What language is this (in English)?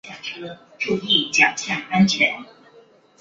Chinese